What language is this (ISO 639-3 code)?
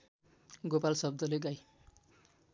nep